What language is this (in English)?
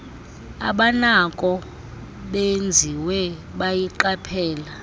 Xhosa